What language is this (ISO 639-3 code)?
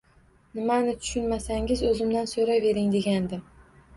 uzb